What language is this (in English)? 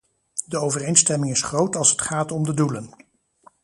Dutch